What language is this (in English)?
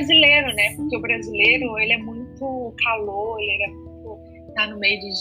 Portuguese